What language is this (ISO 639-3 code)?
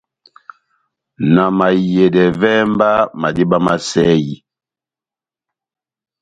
bnm